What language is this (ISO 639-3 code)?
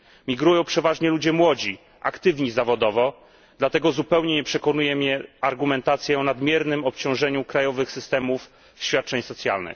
pol